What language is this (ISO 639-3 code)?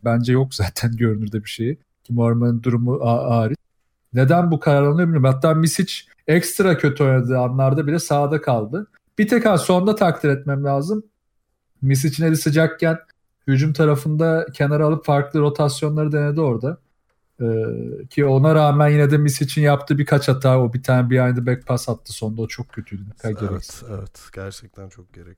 tur